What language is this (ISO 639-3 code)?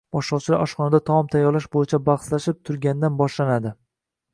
uzb